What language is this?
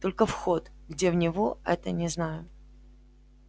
Russian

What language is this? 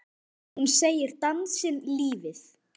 Icelandic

